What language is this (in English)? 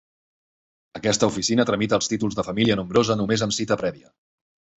Catalan